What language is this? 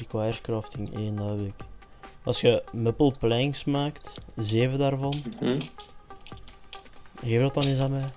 Dutch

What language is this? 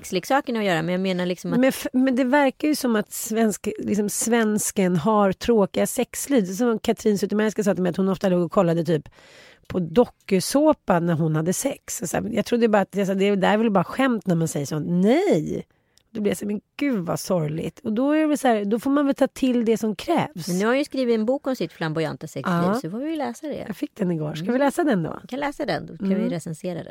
Swedish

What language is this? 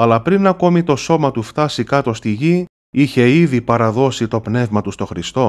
Greek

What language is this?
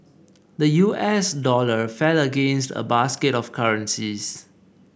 English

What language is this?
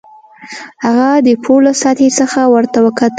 Pashto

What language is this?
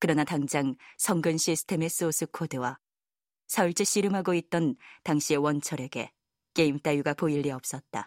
Korean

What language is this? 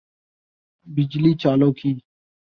Urdu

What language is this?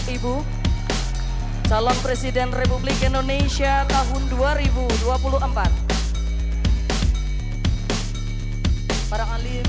Indonesian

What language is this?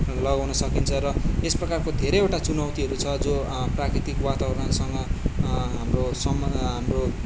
Nepali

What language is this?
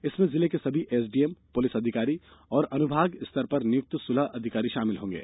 Hindi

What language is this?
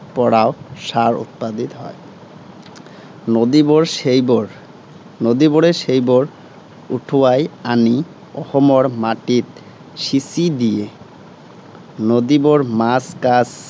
Assamese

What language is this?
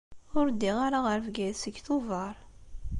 Kabyle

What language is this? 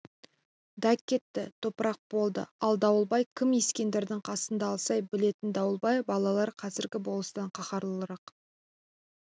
Kazakh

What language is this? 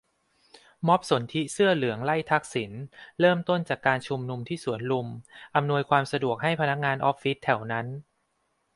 Thai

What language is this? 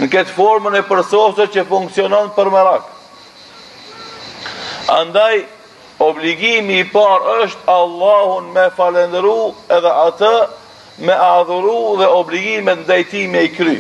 Romanian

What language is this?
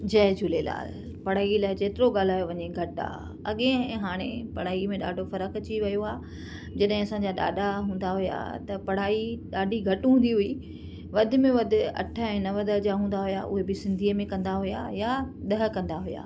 Sindhi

